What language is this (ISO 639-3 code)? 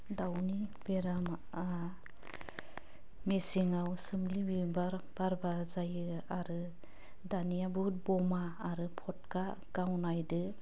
brx